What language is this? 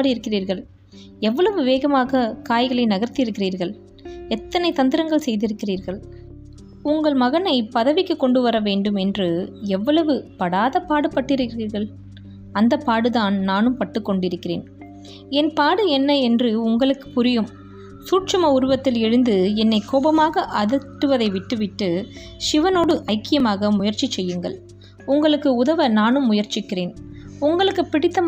Tamil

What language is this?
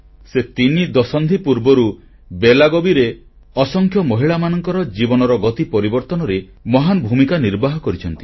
Odia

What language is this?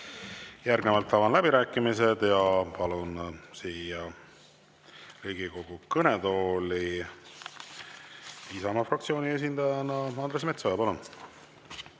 Estonian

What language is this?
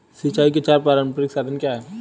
Hindi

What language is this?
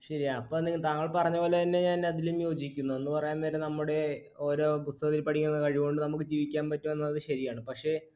Malayalam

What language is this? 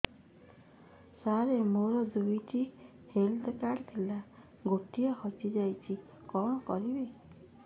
Odia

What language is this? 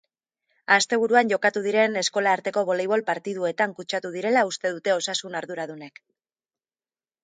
Basque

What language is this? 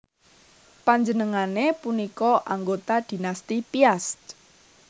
Javanese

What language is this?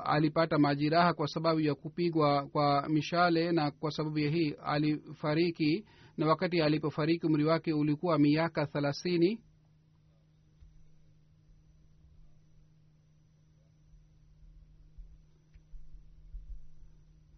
Swahili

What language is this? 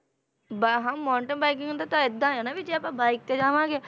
Punjabi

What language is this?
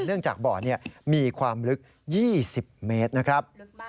Thai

